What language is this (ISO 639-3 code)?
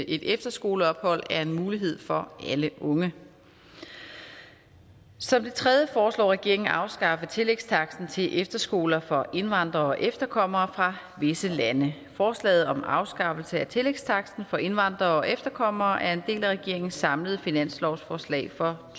dan